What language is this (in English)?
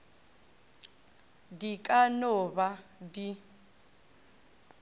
Northern Sotho